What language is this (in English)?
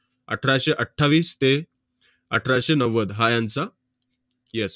Marathi